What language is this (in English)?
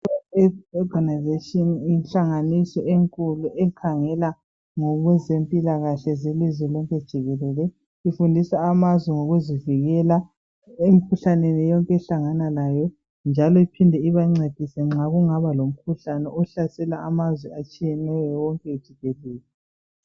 North Ndebele